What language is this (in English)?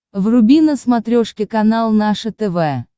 Russian